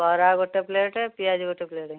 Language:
Odia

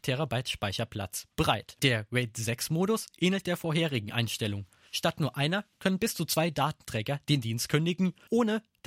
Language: German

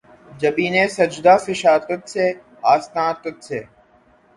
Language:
Urdu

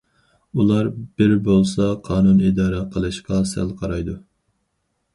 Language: Uyghur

